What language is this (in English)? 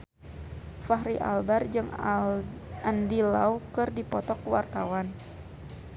Sundanese